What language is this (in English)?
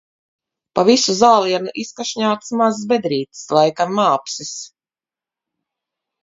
Latvian